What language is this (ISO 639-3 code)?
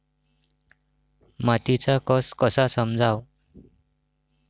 mar